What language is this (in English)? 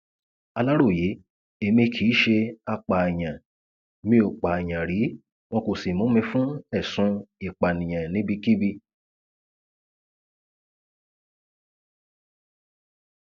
Yoruba